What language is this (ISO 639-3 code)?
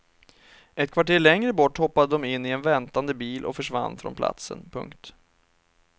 swe